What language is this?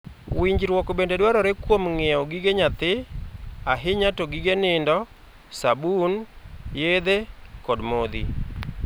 Luo (Kenya and Tanzania)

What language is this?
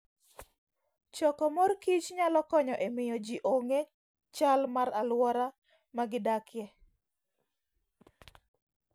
Luo (Kenya and Tanzania)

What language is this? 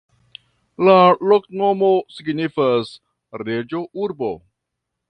Esperanto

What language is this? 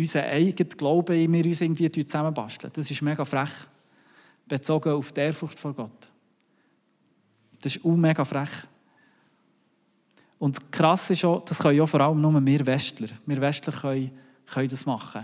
German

